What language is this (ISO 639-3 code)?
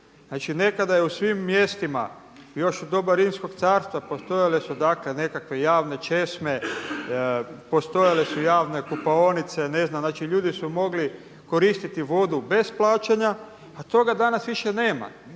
hrv